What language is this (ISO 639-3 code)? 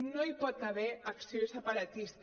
cat